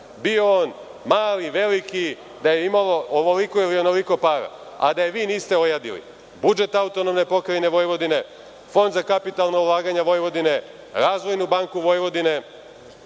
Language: Serbian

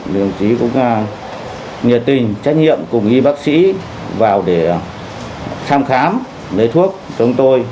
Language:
Vietnamese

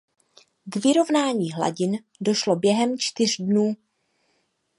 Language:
Czech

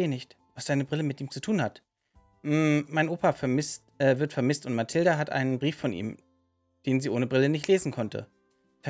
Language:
German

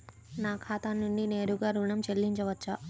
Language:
Telugu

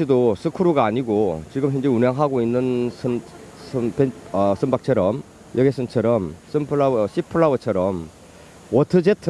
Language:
Korean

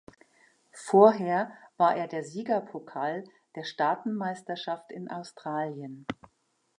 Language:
German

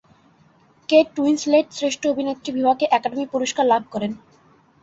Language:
Bangla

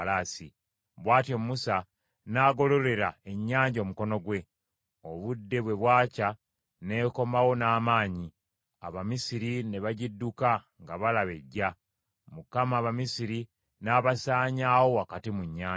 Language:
Ganda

